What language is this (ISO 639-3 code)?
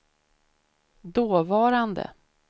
swe